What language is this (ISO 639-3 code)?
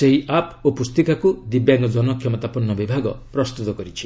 ori